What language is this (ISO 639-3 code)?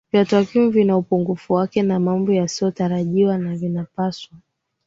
swa